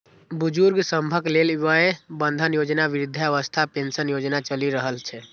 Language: Maithili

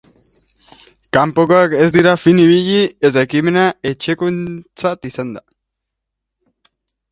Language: Basque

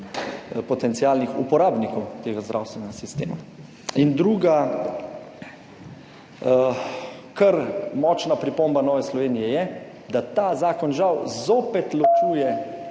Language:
Slovenian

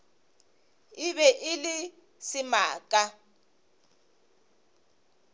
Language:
Northern Sotho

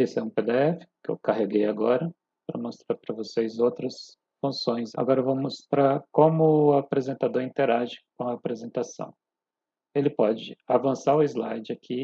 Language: Portuguese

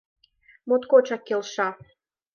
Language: Mari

